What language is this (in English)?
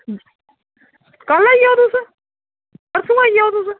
Dogri